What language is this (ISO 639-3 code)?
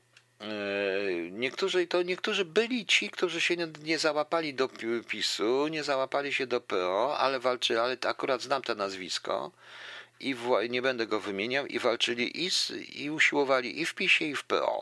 pol